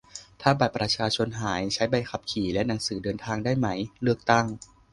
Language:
Thai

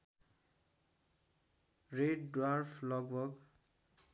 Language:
Nepali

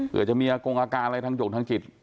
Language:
Thai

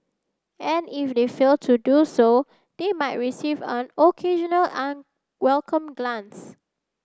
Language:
English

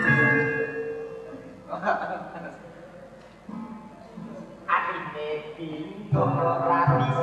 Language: Indonesian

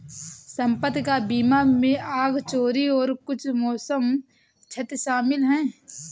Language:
Hindi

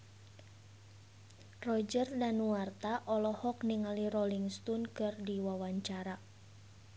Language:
Sundanese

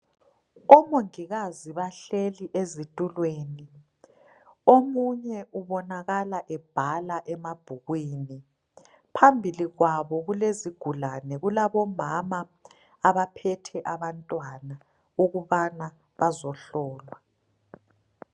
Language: North Ndebele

